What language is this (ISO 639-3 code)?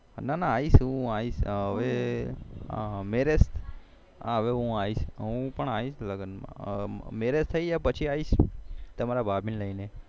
guj